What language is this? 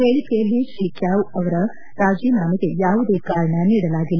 Kannada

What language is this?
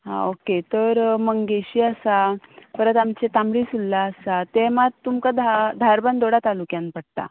Konkani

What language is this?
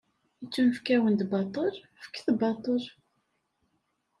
Kabyle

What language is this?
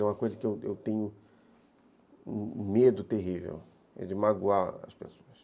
Portuguese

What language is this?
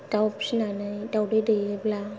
Bodo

